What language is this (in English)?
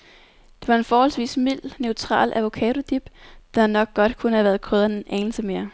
Danish